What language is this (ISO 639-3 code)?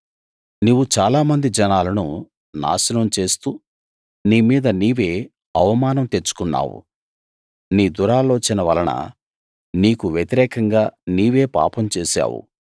tel